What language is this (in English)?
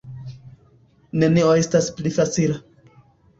Esperanto